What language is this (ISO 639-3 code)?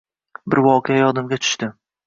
uzb